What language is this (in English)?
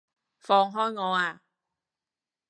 Cantonese